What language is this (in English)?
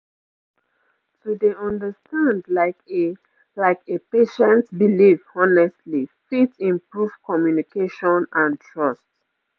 Nigerian Pidgin